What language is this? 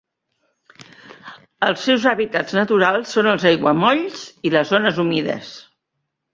Catalan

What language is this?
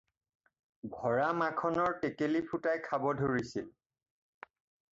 Assamese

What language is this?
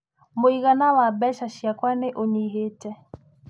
Kikuyu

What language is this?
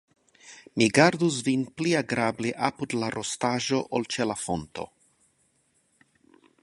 Esperanto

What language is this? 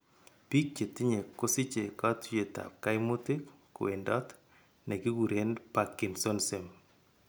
Kalenjin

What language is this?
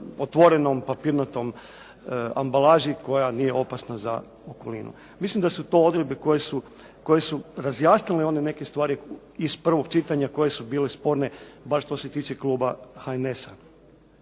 Croatian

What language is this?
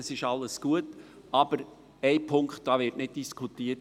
Swiss German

